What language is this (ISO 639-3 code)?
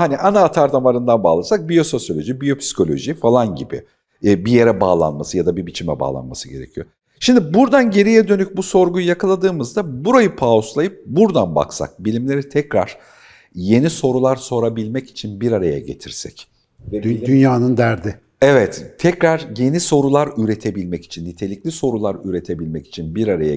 tur